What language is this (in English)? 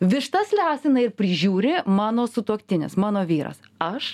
Lithuanian